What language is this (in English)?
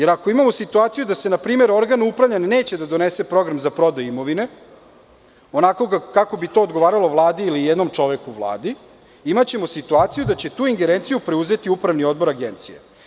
Serbian